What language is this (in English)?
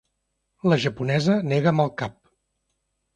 Catalan